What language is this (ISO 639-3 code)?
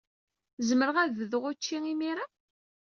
kab